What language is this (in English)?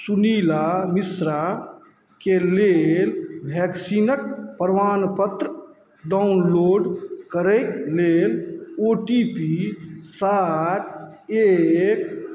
Maithili